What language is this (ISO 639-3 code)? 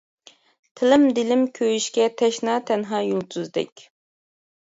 uig